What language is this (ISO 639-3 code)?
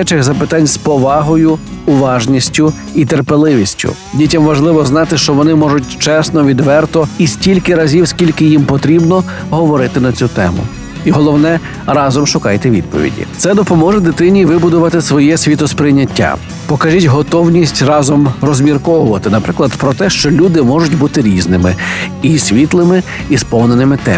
ukr